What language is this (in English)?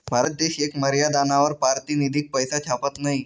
Marathi